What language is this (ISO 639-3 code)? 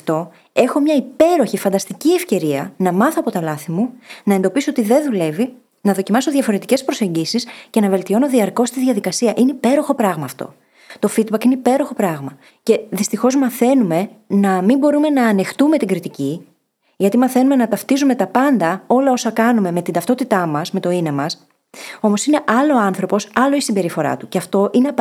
ell